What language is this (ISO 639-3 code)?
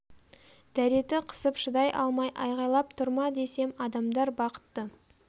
kaz